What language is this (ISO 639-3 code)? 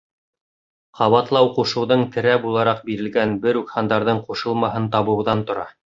bak